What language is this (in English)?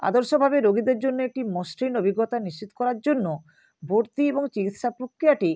Bangla